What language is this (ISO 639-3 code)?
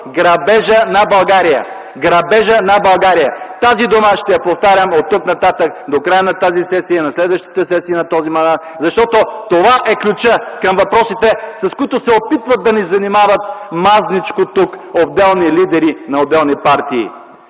bul